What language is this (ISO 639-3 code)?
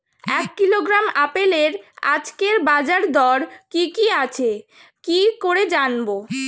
ben